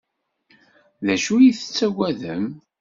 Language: Kabyle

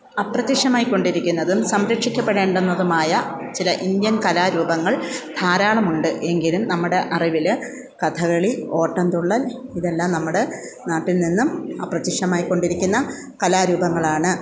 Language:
Malayalam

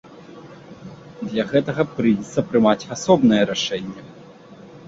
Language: Belarusian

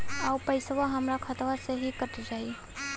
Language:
Bhojpuri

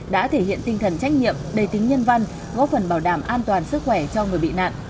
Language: Vietnamese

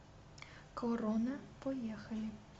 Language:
Russian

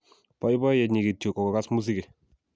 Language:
Kalenjin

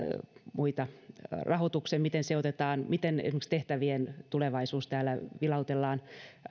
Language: Finnish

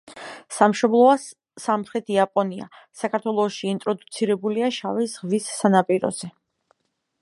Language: Georgian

